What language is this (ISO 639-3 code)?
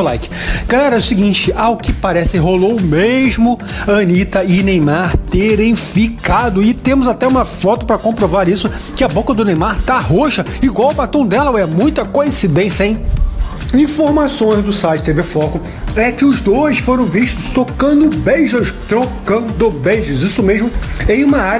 por